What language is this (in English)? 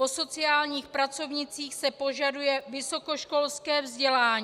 Czech